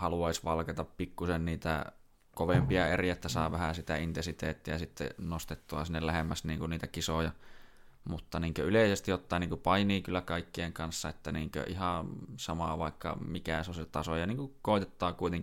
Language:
Finnish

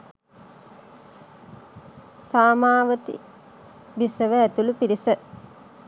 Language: Sinhala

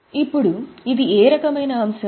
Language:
Telugu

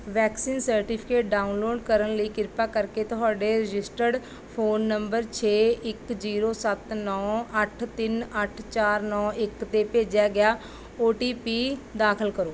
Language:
Punjabi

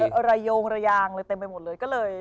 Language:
Thai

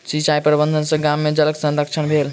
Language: Maithili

